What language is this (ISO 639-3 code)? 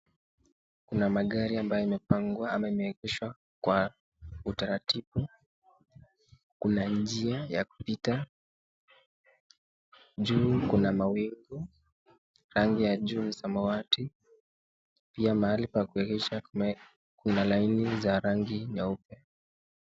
swa